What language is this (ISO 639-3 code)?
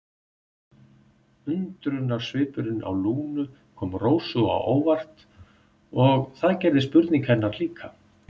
isl